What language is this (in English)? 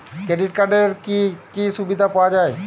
Bangla